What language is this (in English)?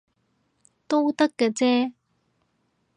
Cantonese